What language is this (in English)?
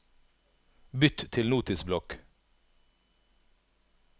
Norwegian